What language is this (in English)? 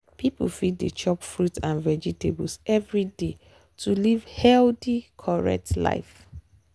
Nigerian Pidgin